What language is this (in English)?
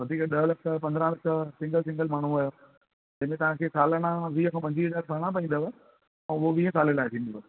Sindhi